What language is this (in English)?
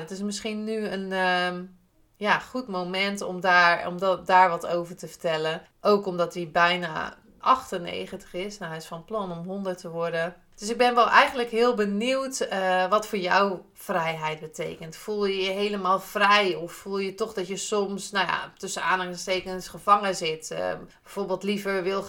Dutch